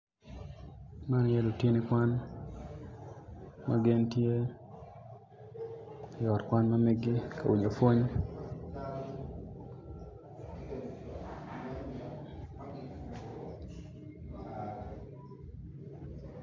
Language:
Acoli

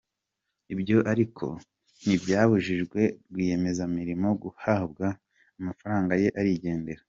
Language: Kinyarwanda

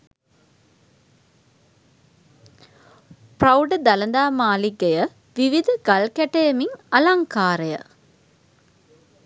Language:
Sinhala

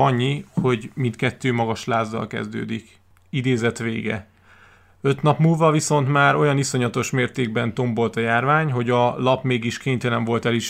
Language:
Hungarian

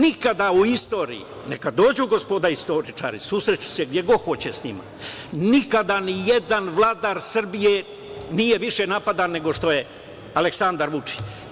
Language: Serbian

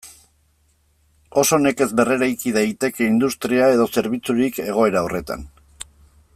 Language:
Basque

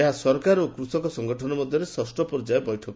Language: Odia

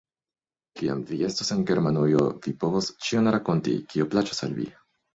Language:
Esperanto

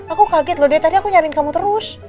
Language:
Indonesian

